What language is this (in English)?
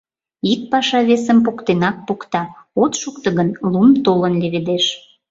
Mari